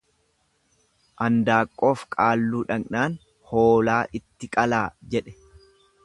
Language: Oromo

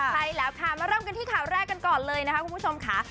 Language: Thai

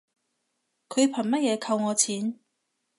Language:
Cantonese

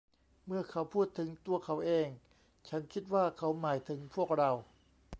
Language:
Thai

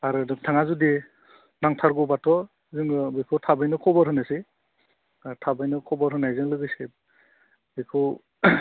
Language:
Bodo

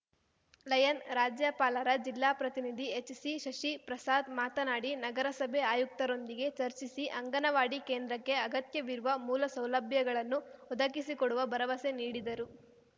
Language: Kannada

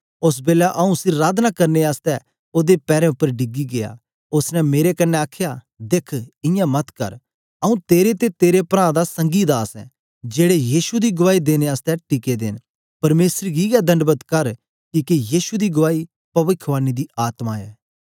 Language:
Dogri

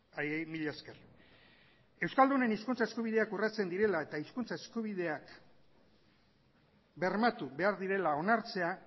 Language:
Basque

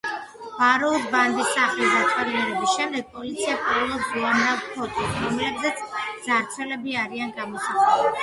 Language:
Georgian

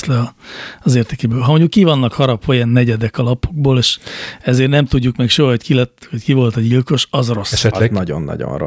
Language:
Hungarian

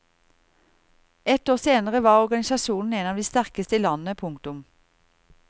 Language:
Norwegian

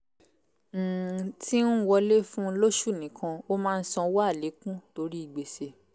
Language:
Yoruba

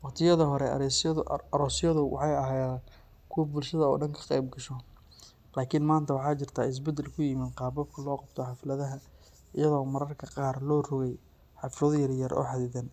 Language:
Somali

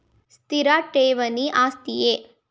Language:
Kannada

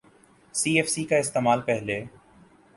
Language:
Urdu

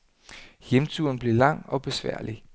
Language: Danish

